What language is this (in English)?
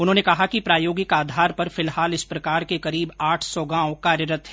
Hindi